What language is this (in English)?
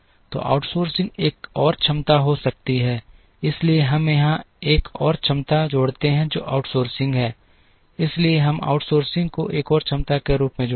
Hindi